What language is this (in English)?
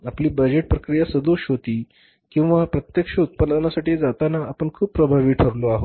Marathi